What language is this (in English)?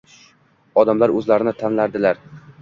Uzbek